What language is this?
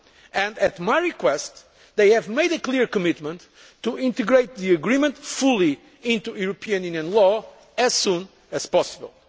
English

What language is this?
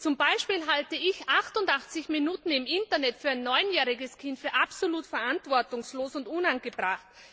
German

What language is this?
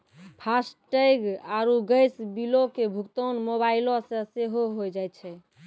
Maithili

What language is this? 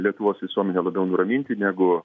Lithuanian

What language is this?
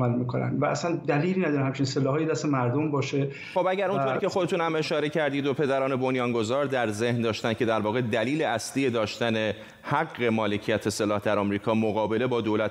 Persian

